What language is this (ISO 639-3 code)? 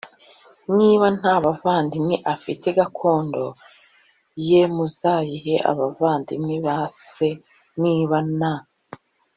kin